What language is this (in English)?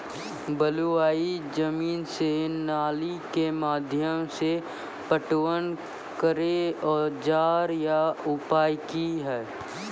Maithili